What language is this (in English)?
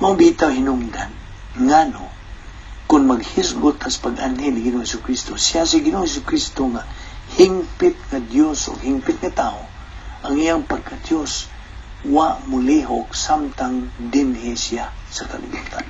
Filipino